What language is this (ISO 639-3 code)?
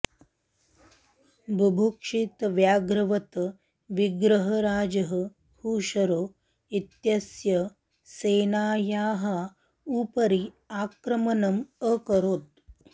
san